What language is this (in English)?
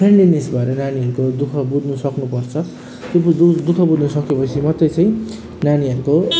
Nepali